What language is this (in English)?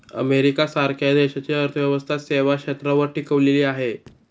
Marathi